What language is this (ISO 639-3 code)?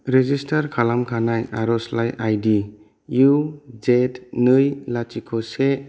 brx